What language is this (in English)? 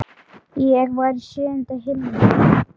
Icelandic